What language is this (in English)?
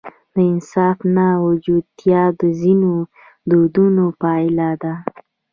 Pashto